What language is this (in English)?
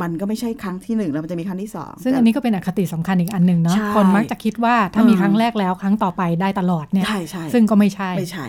Thai